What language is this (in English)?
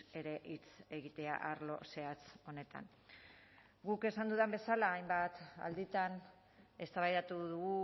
Basque